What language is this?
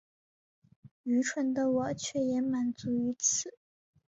Chinese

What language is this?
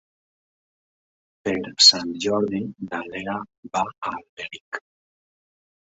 Catalan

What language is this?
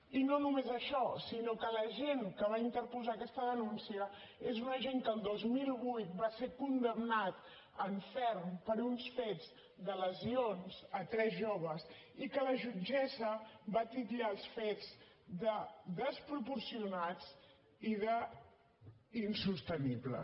Catalan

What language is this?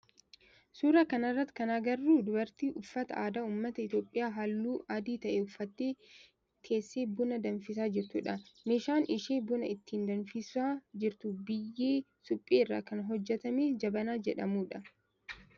Oromo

